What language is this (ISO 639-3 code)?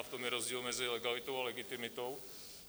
ces